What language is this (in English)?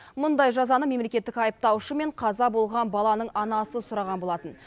Kazakh